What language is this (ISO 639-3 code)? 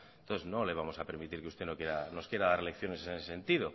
spa